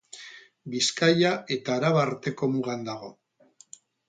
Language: Basque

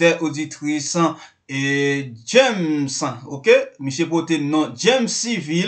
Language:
French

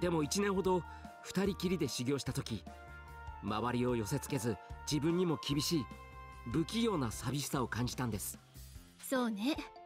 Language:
Japanese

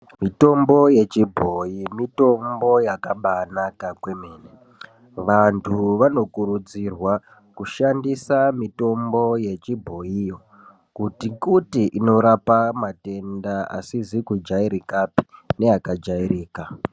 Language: Ndau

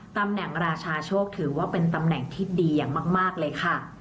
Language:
Thai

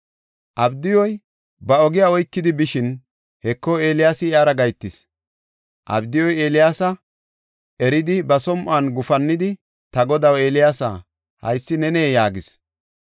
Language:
Gofa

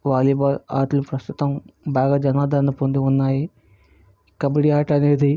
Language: Telugu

